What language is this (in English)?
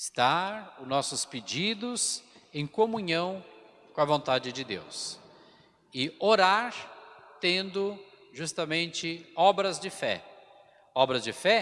Portuguese